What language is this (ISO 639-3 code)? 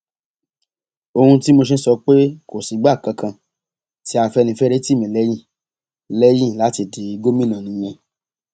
yor